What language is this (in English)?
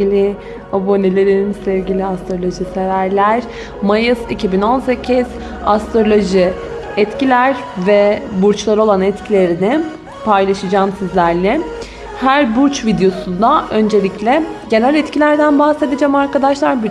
Turkish